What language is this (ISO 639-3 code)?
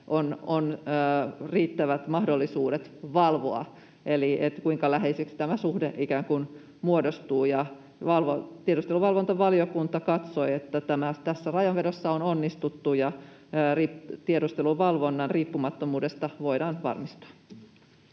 fin